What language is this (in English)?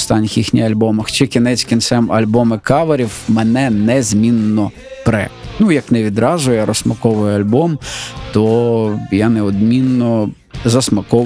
Ukrainian